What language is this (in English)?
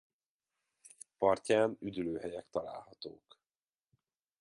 Hungarian